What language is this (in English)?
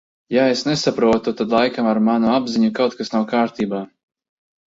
Latvian